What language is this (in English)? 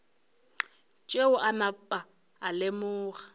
Northern Sotho